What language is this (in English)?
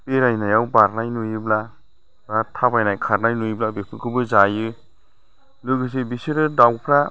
Bodo